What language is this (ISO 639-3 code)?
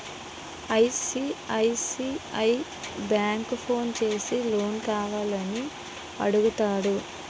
tel